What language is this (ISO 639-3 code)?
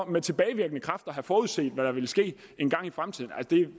dan